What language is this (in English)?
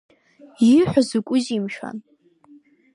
Abkhazian